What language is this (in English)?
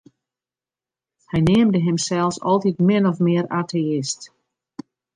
Western Frisian